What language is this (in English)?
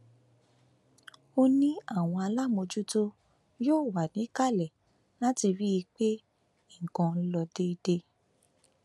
Yoruba